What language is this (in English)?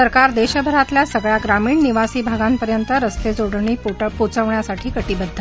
Marathi